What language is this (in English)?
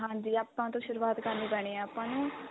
Punjabi